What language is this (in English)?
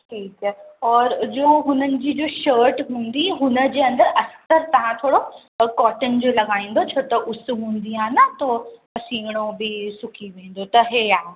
Sindhi